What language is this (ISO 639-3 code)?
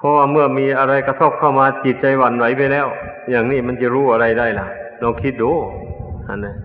tha